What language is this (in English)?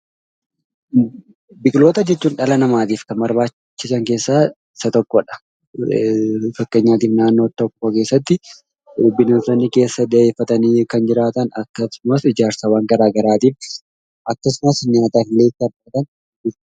Oromo